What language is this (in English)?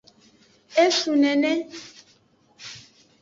Aja (Benin)